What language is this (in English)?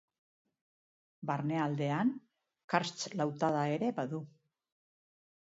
Basque